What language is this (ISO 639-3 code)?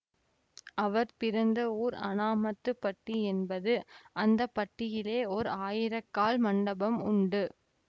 tam